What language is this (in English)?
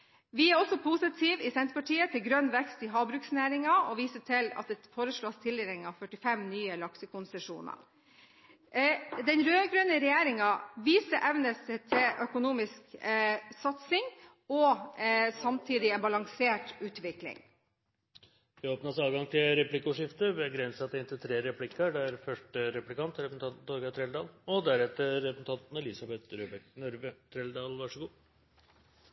Norwegian Bokmål